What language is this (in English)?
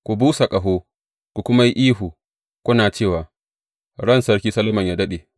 Hausa